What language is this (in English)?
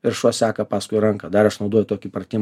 Lithuanian